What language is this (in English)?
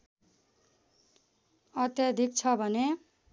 Nepali